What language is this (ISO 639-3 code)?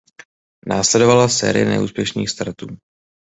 ces